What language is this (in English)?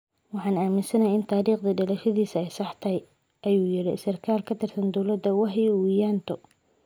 Somali